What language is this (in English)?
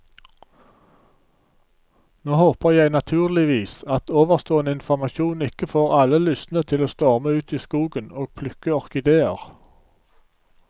Norwegian